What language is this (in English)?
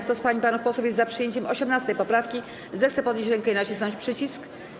Polish